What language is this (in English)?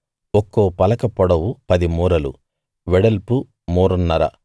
Telugu